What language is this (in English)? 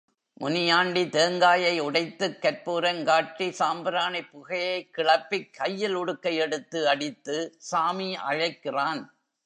Tamil